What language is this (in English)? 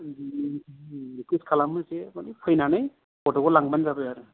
Bodo